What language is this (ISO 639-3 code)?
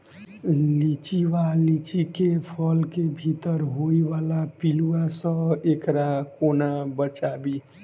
mai